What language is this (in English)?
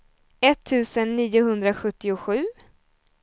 Swedish